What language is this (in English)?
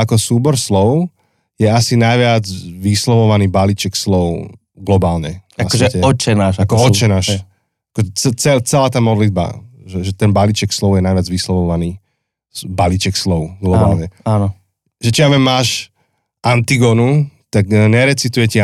Slovak